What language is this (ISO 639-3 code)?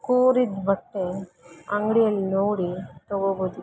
kan